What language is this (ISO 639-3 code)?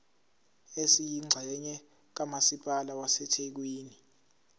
zul